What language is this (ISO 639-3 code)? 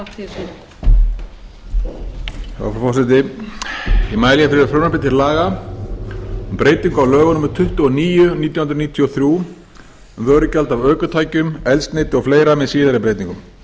isl